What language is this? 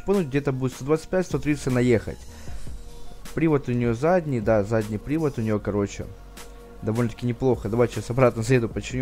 Russian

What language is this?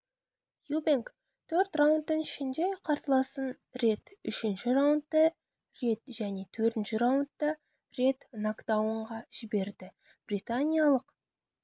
Kazakh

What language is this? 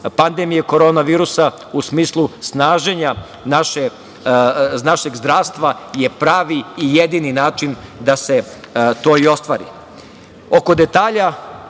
Serbian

